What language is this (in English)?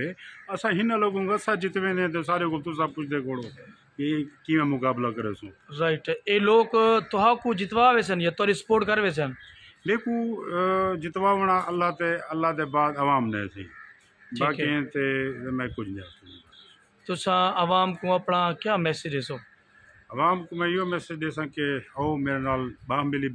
Romanian